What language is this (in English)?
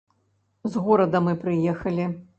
Belarusian